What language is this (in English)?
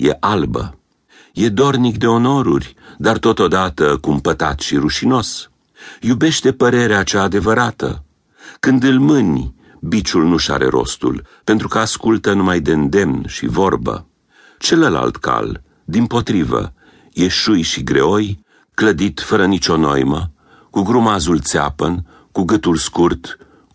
Romanian